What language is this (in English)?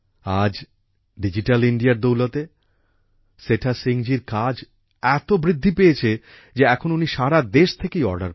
Bangla